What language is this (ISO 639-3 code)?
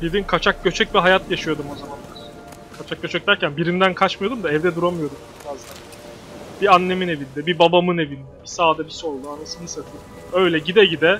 tur